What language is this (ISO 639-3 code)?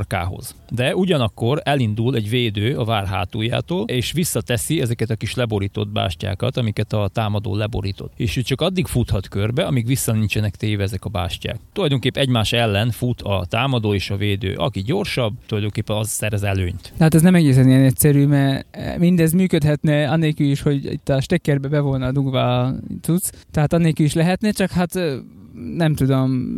hun